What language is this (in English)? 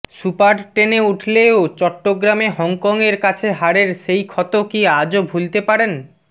Bangla